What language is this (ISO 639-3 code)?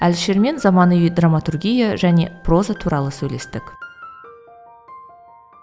kaz